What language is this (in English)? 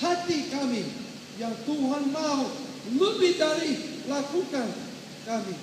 Ukrainian